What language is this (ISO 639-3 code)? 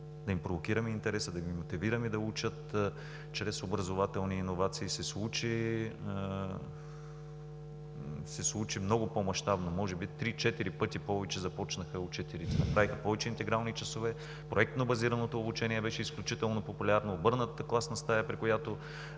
bul